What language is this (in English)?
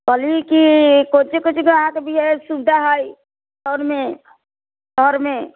Maithili